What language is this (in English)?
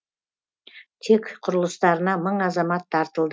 Kazakh